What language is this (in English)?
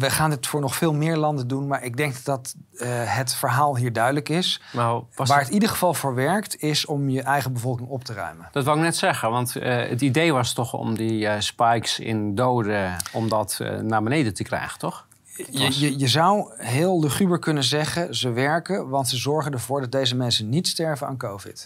Dutch